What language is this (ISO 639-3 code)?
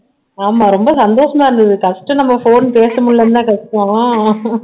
tam